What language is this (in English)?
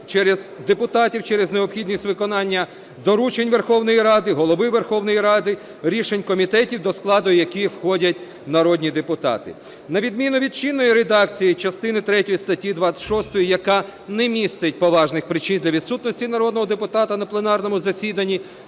Ukrainian